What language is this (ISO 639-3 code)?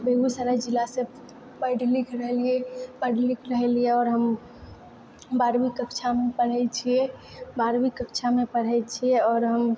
mai